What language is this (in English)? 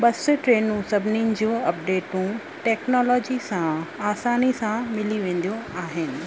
Sindhi